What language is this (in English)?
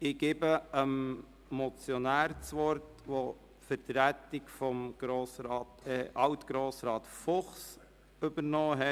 Swiss German